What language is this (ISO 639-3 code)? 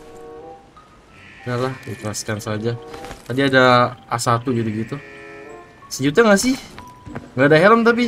ind